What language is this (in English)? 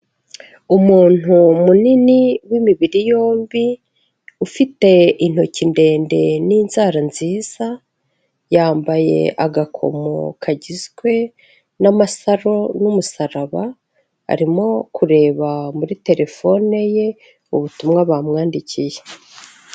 Kinyarwanda